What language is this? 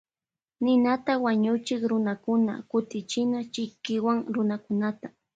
Loja Highland Quichua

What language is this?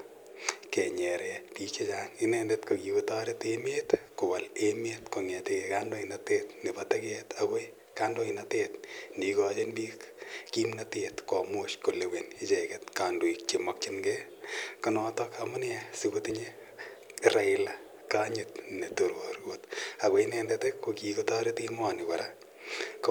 Kalenjin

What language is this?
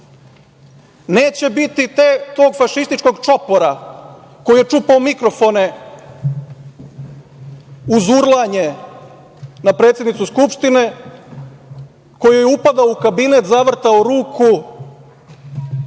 Serbian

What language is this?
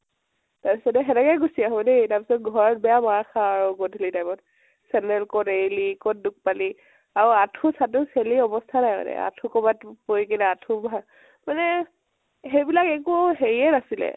Assamese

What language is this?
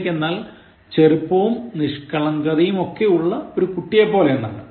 Malayalam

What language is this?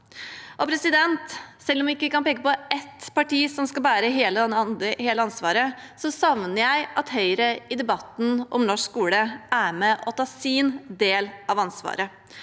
Norwegian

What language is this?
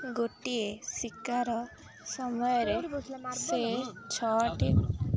Odia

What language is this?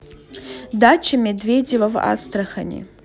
Russian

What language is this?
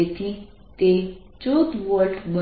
Gujarati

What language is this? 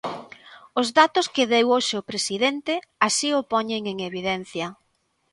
Galician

